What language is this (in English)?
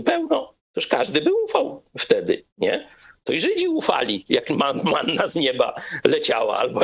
Polish